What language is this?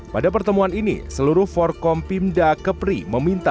Indonesian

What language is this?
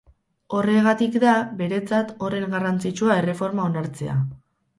Basque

